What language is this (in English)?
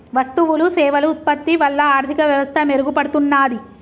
Telugu